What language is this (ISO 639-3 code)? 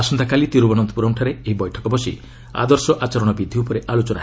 ori